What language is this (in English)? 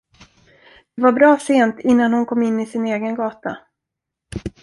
Swedish